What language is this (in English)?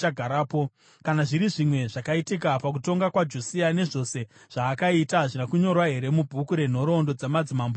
Shona